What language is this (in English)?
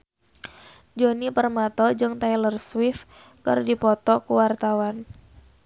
Sundanese